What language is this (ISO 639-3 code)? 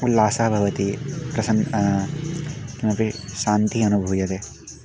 san